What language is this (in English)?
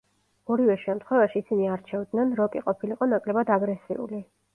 Georgian